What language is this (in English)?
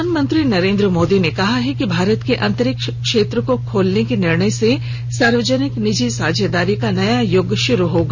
Hindi